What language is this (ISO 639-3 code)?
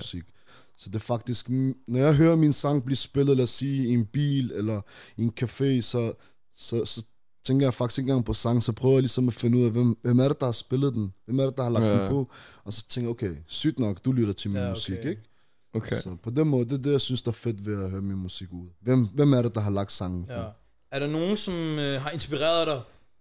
dan